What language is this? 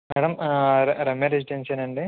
Telugu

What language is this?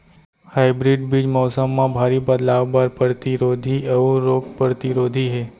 Chhattisgarhi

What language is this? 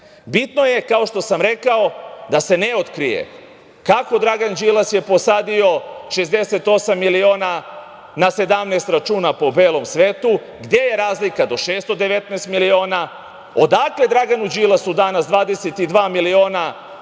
Serbian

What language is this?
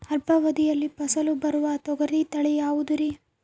Kannada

